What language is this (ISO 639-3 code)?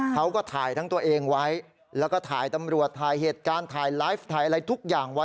tha